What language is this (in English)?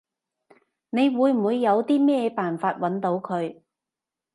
Cantonese